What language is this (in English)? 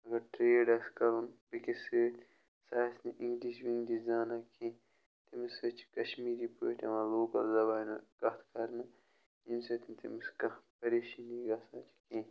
Kashmiri